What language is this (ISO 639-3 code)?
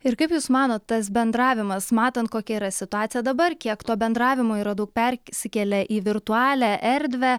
lit